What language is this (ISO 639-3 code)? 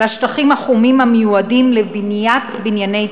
heb